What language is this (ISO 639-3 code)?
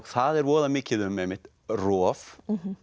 isl